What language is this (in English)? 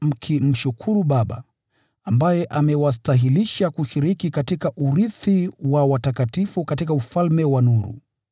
Swahili